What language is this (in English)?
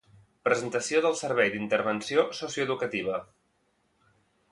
Catalan